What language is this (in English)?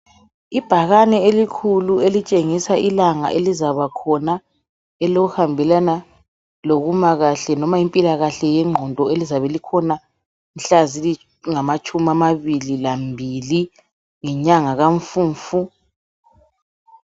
North Ndebele